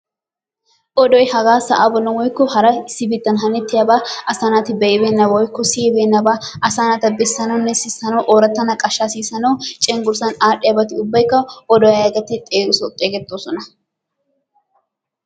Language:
Wolaytta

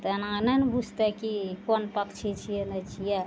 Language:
Maithili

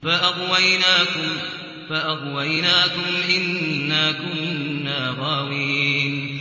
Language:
Arabic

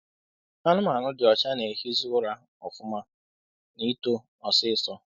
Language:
Igbo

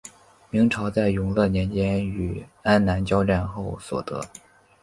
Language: Chinese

